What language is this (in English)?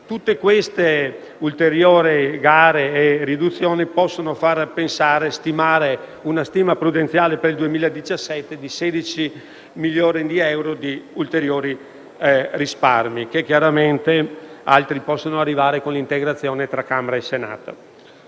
Italian